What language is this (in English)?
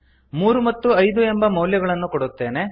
Kannada